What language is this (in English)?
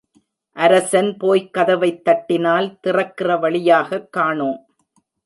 Tamil